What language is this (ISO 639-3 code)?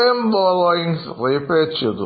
mal